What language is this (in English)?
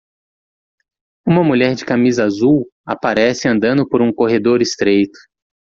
Portuguese